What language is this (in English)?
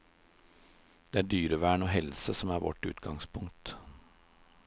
Norwegian